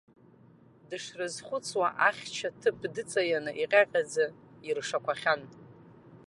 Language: Abkhazian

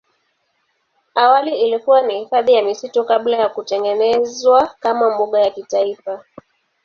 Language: Swahili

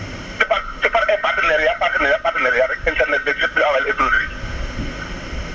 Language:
Wolof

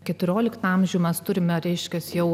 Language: Lithuanian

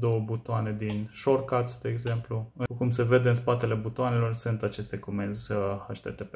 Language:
Romanian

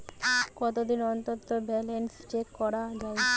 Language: Bangla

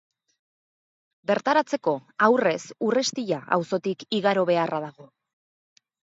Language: Basque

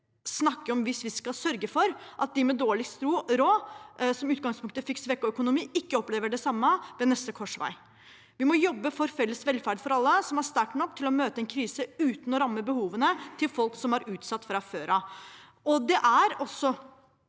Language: Norwegian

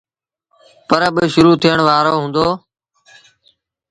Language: Sindhi Bhil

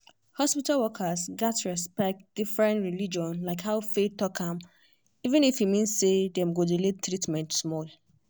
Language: Nigerian Pidgin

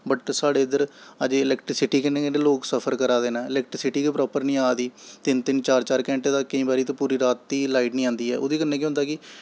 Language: Dogri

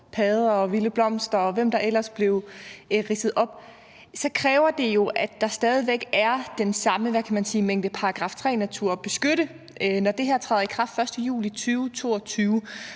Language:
Danish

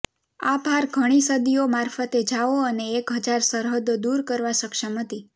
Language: Gujarati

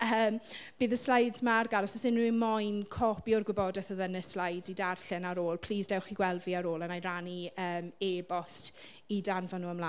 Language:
Welsh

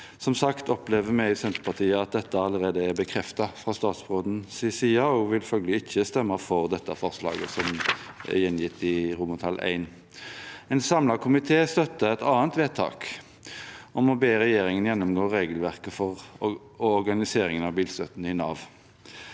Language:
Norwegian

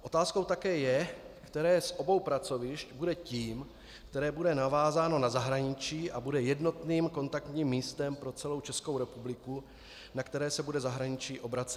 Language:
Czech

